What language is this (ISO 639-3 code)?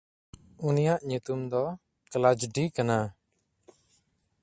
sat